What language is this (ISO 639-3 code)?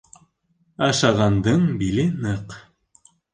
bak